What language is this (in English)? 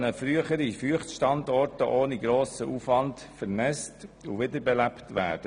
Swiss German